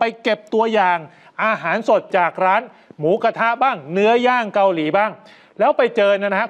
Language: Thai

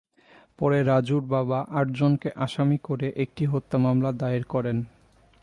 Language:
Bangla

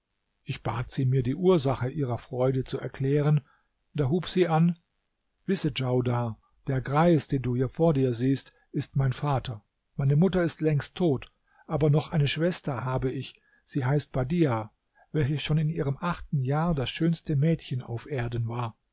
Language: German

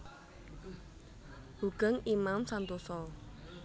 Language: Javanese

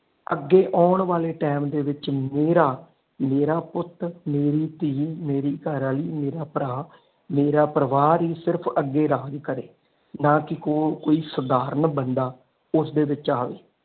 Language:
Punjabi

